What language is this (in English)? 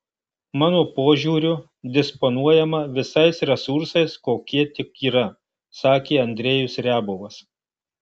Lithuanian